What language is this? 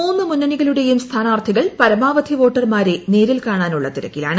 Malayalam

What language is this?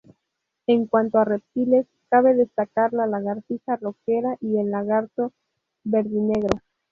Spanish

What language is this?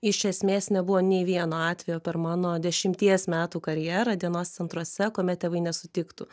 Lithuanian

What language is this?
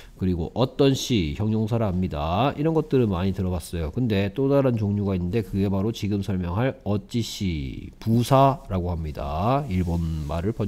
Korean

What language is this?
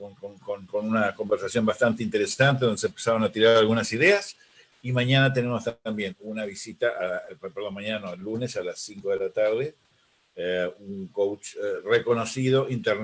Spanish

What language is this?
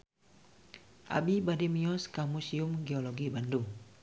Sundanese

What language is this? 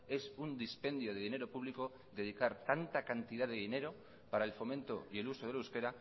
Spanish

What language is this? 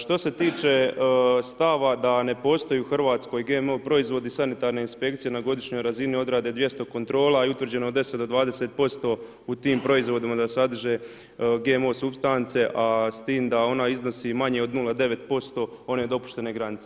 Croatian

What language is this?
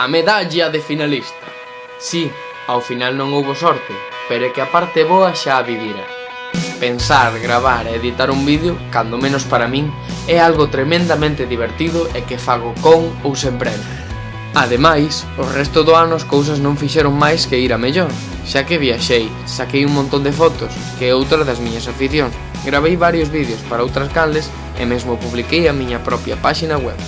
Galician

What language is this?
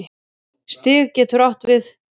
Icelandic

